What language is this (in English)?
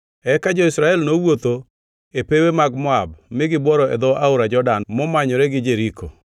Luo (Kenya and Tanzania)